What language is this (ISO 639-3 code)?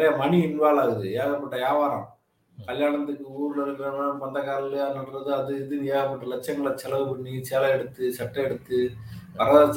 tam